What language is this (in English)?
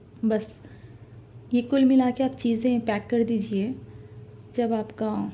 Urdu